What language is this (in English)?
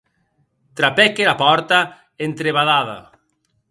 Occitan